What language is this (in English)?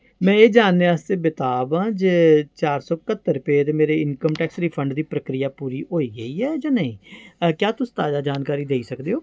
Dogri